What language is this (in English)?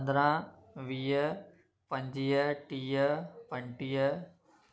Sindhi